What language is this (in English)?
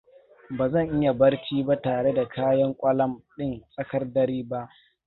Hausa